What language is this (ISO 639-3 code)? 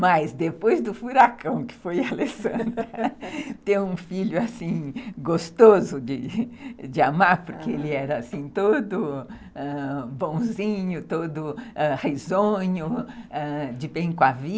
por